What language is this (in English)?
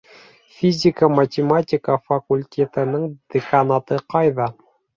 Bashkir